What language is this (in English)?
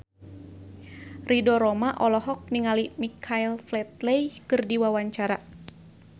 Sundanese